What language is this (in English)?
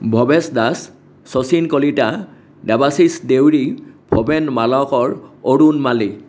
Assamese